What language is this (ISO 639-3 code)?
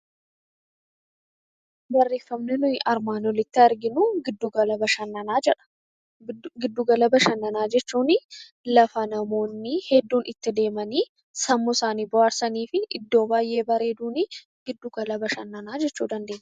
orm